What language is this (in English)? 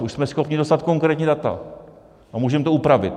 Czech